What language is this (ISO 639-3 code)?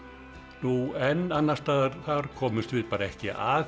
isl